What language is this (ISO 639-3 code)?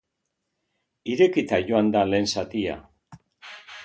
eus